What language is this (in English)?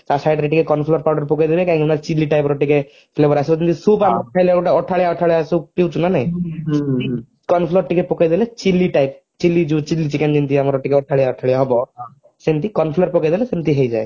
Odia